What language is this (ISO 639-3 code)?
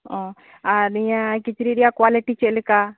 sat